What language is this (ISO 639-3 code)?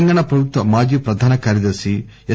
tel